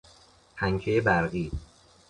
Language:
Persian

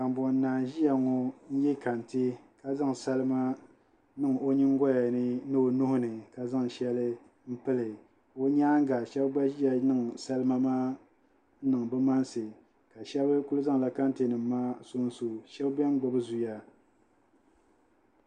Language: Dagbani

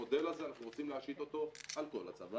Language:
Hebrew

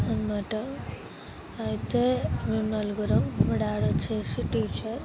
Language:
Telugu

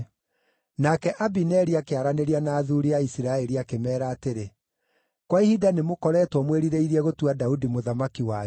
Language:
Kikuyu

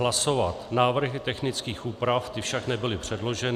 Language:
Czech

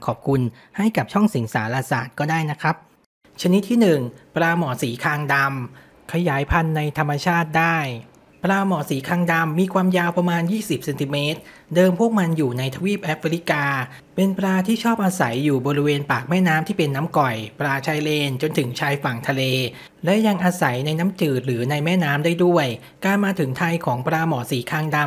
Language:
Thai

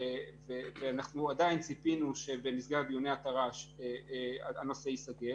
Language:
Hebrew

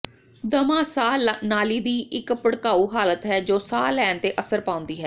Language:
Punjabi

